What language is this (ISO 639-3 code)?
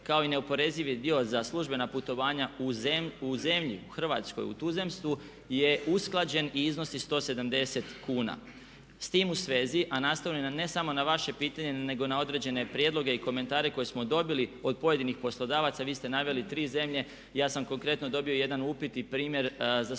hrv